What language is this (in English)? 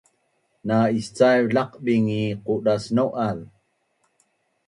Bunun